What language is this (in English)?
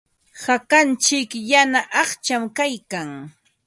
Ambo-Pasco Quechua